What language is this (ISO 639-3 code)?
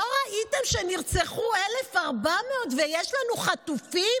heb